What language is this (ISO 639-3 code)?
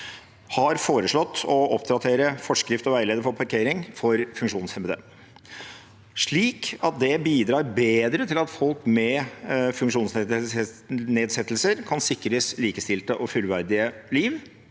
nor